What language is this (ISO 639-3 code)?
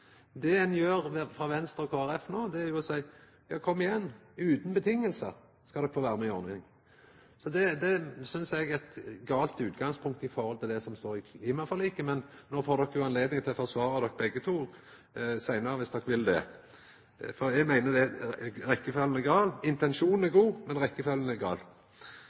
nno